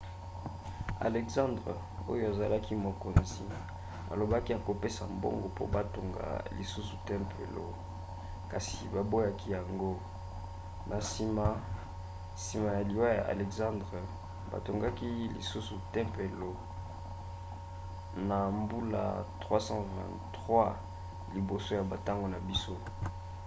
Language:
Lingala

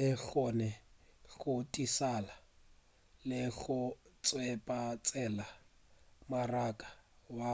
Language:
Northern Sotho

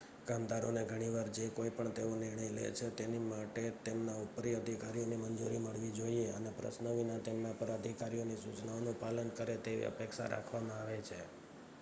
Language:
Gujarati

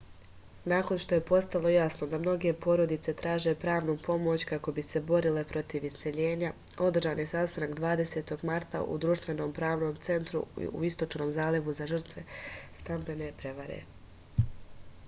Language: Serbian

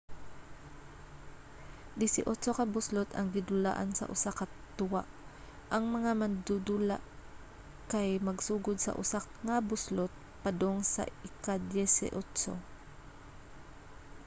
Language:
Cebuano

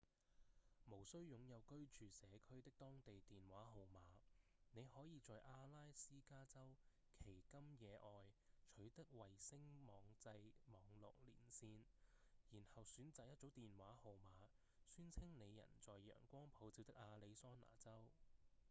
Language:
Cantonese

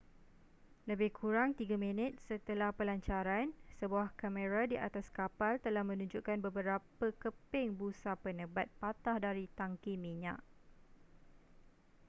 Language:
Malay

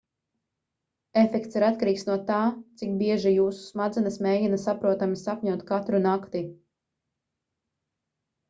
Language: Latvian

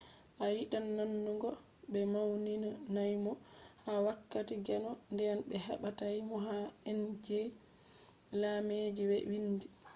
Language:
Fula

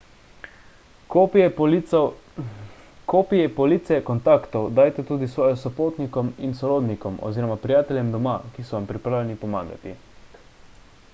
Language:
Slovenian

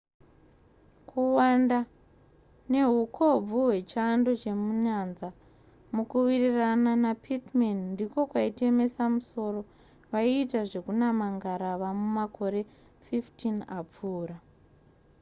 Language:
Shona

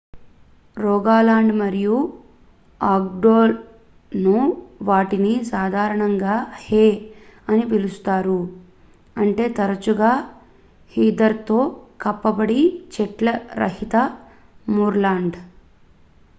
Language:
Telugu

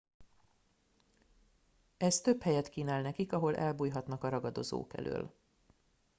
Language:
Hungarian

